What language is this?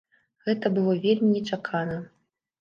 Belarusian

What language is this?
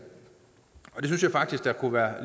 Danish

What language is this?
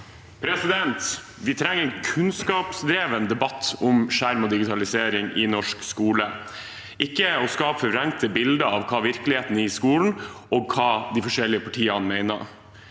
Norwegian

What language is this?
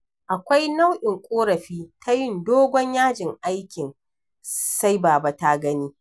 Hausa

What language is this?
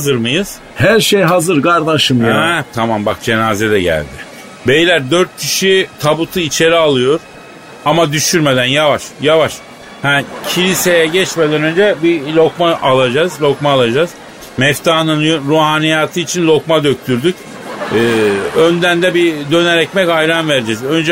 Turkish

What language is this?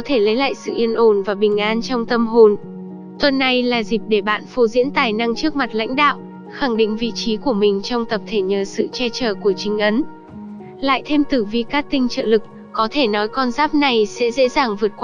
Vietnamese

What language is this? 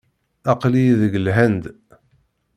Kabyle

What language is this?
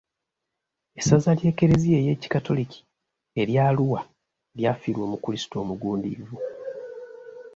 Ganda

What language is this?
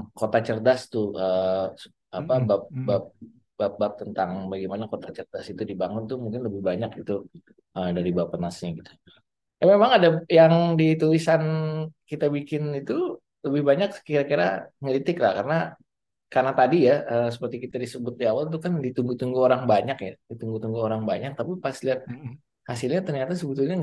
Indonesian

